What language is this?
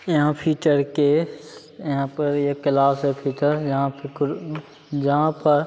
Maithili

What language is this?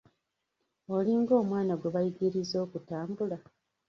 Ganda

